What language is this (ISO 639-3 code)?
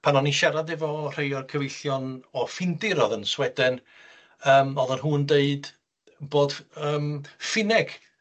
cym